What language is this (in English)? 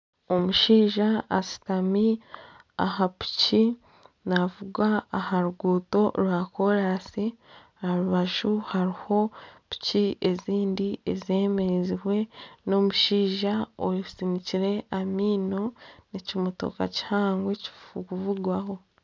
Nyankole